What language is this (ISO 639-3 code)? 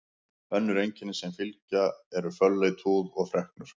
isl